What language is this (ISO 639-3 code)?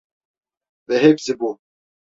tur